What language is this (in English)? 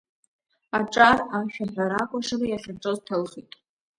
Abkhazian